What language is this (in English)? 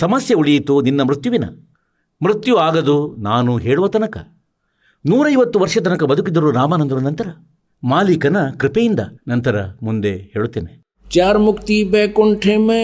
Kannada